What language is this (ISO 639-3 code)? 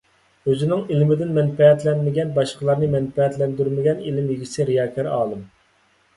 uig